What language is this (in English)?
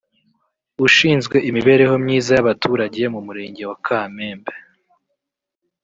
Kinyarwanda